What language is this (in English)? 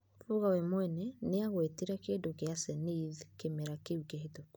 Kikuyu